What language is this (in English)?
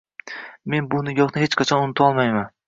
Uzbek